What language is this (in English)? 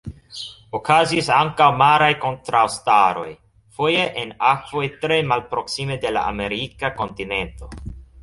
Esperanto